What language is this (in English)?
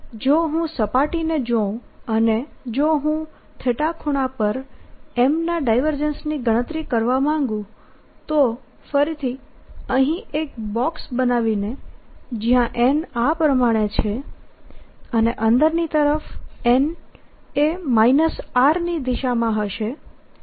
Gujarati